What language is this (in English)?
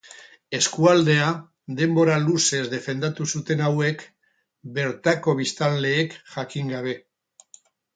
Basque